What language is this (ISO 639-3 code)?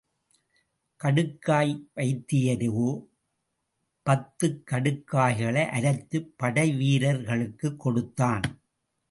tam